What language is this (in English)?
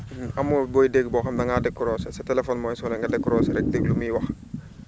Wolof